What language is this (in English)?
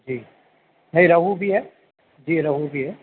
Urdu